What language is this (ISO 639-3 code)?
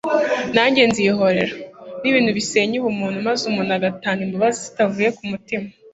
kin